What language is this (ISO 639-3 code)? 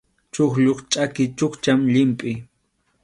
qxu